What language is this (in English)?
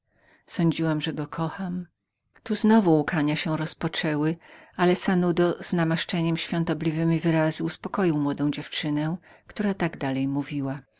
Polish